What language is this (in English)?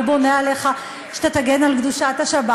Hebrew